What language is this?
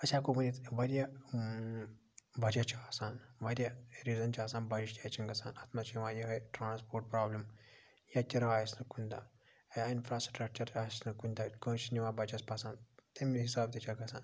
Kashmiri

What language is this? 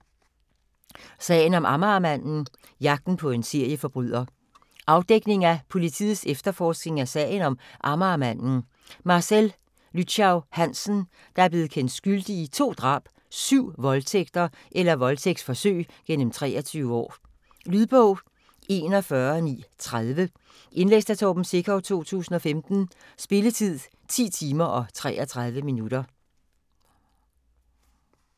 Danish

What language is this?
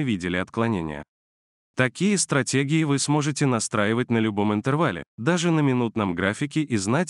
Russian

